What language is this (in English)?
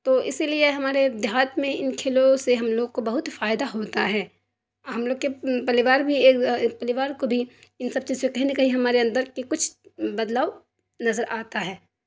Urdu